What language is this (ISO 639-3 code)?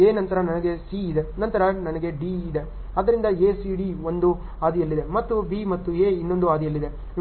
kan